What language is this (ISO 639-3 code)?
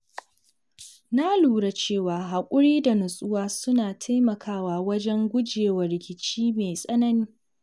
hau